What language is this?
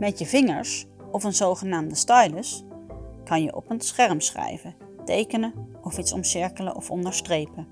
Dutch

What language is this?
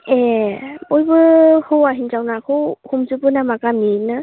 Bodo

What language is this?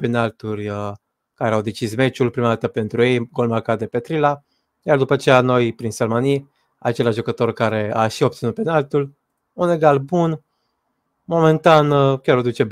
Romanian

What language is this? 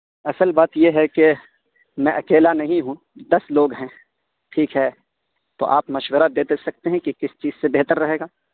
Urdu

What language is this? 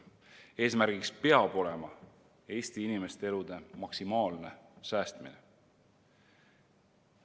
Estonian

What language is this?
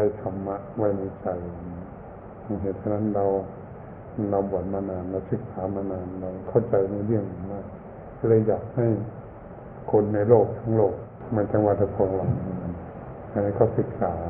Thai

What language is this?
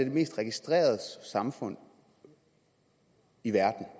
Danish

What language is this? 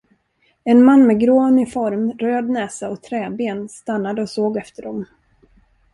Swedish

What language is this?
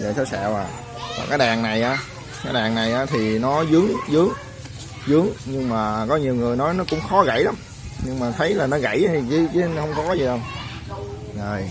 Vietnamese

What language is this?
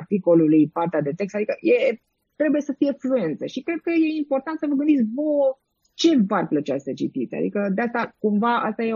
Romanian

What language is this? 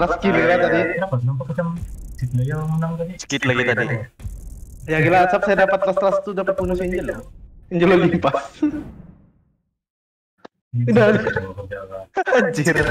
Indonesian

